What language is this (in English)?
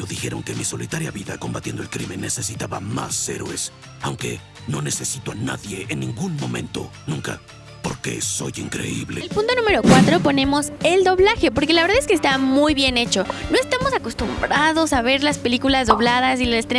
Spanish